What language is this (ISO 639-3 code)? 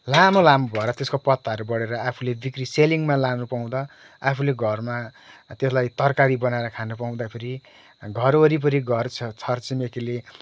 nep